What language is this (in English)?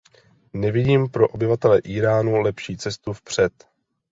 Czech